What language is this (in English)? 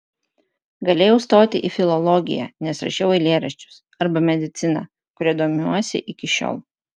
Lithuanian